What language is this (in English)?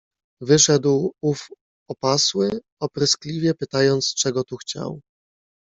Polish